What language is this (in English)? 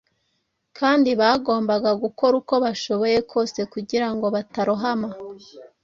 Kinyarwanda